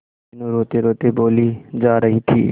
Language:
Hindi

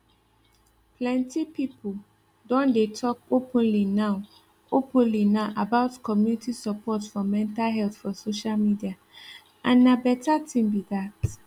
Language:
Nigerian Pidgin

